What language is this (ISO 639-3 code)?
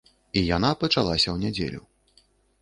bel